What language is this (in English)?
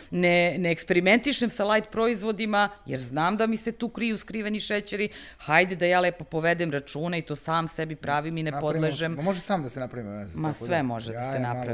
Croatian